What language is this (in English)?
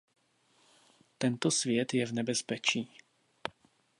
Czech